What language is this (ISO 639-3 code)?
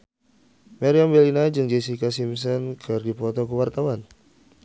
sun